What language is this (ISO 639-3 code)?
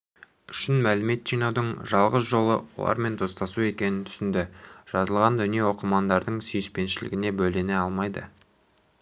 kaz